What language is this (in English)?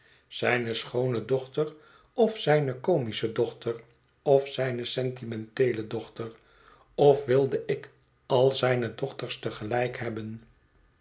Dutch